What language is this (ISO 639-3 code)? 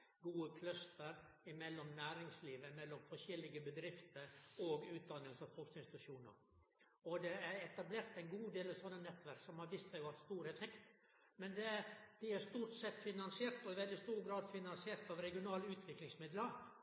nno